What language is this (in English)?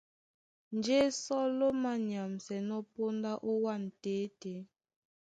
Duala